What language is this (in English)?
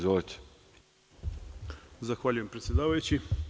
Serbian